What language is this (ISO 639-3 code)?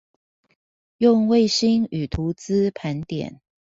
zho